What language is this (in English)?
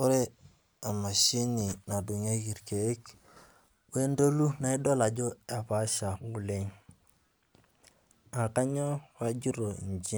Masai